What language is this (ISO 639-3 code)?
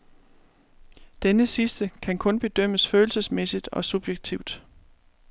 dan